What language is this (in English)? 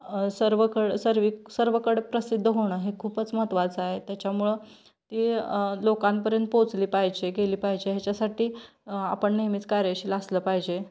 Marathi